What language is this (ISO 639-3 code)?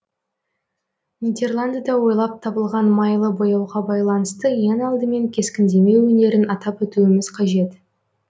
kaz